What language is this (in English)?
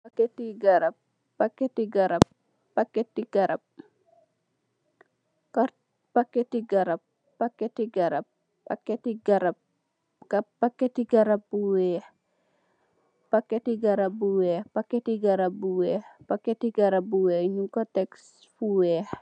Wolof